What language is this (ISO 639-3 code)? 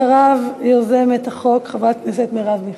heb